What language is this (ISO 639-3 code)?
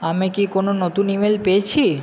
ben